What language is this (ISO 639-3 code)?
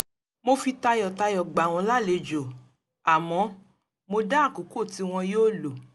yor